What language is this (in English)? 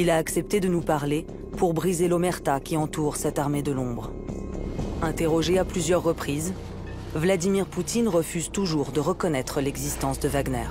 French